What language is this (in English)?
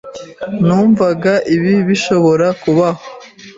Kinyarwanda